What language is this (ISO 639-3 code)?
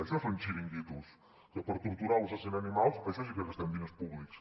cat